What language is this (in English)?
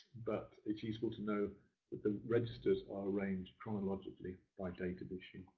English